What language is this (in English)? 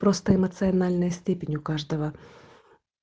Russian